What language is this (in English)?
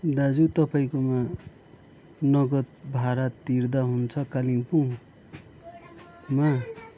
Nepali